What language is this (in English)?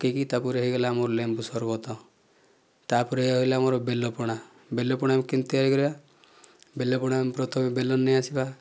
Odia